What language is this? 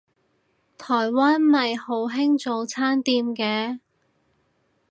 Cantonese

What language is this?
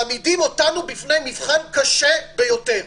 Hebrew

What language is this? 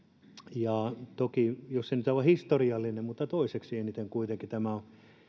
Finnish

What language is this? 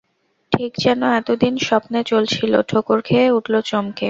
Bangla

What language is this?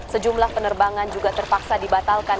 Indonesian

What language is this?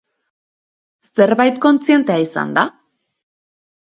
Basque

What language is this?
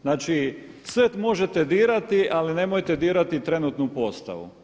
Croatian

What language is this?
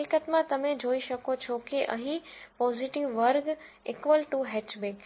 Gujarati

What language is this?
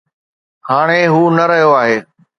Sindhi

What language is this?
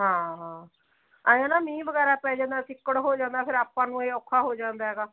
Punjabi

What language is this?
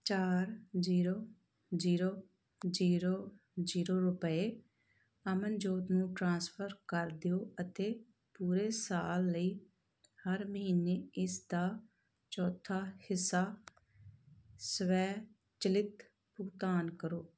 Punjabi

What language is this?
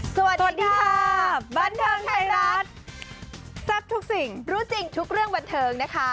Thai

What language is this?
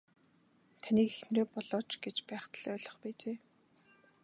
Mongolian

